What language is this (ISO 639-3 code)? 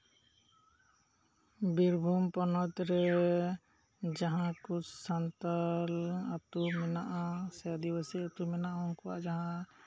sat